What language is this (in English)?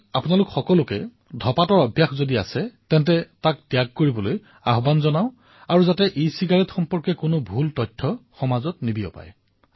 Assamese